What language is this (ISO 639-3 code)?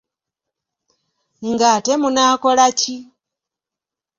lug